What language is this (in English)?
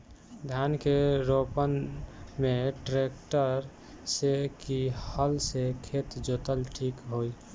Bhojpuri